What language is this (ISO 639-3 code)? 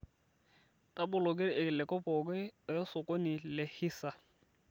mas